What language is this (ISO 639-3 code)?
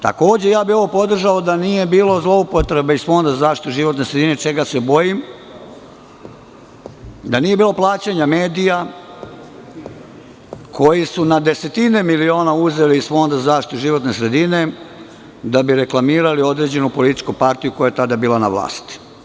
srp